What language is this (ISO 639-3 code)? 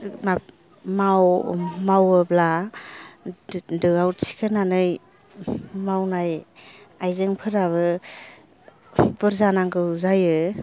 brx